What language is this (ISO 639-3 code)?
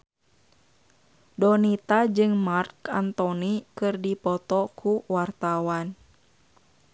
sun